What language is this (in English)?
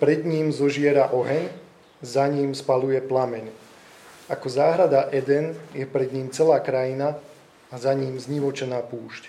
Slovak